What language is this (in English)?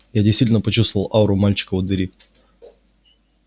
Russian